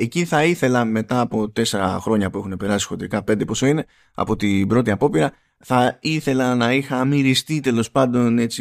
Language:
Greek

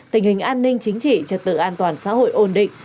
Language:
Vietnamese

